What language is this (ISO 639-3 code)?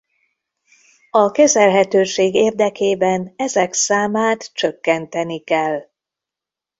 hun